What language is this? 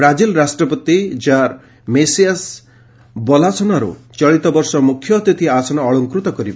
Odia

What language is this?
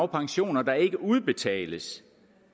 Danish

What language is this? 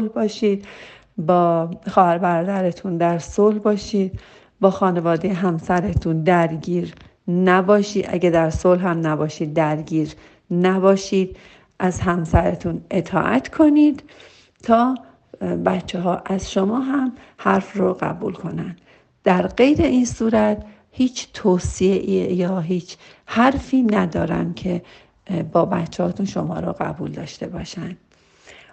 Persian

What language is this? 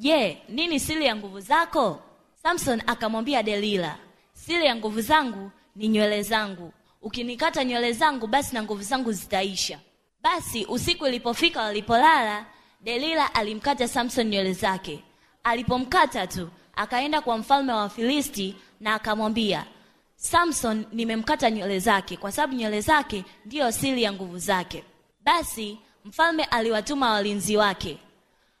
Swahili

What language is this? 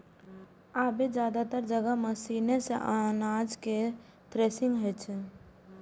Maithili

